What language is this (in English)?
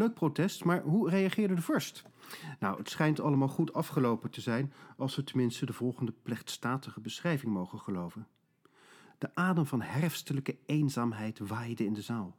Dutch